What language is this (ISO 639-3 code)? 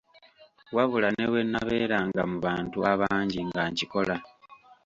lug